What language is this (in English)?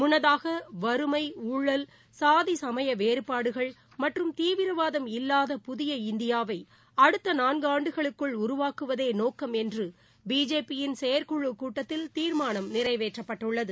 Tamil